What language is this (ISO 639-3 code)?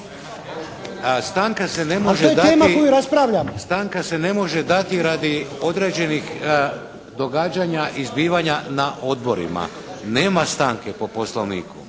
hrv